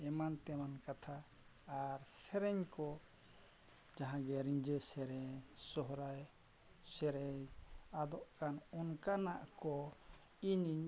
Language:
Santali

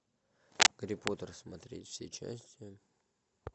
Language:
Russian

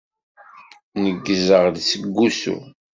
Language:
Kabyle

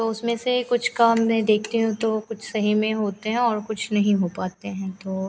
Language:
Hindi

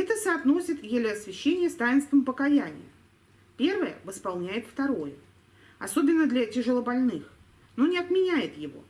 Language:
Russian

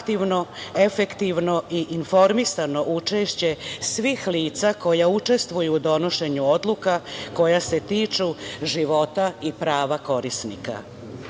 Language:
Serbian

